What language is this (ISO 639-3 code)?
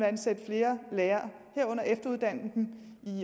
dan